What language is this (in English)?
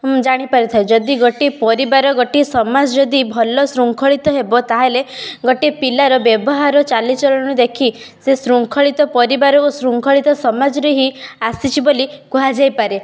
Odia